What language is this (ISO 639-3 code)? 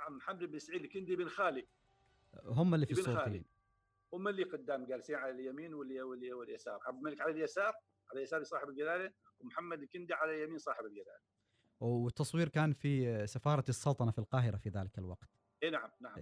ara